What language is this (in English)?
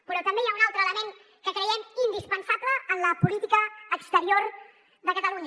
Catalan